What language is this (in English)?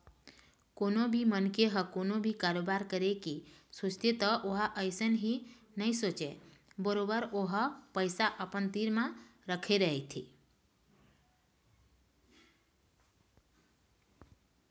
Chhattisgarhi